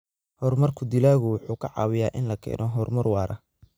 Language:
Somali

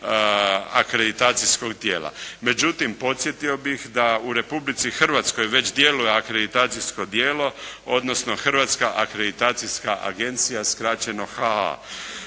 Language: Croatian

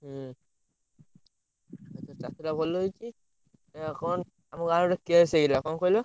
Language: Odia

